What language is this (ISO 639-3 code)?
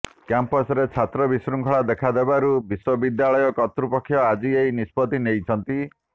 ori